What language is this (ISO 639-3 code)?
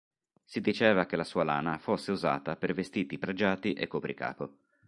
ita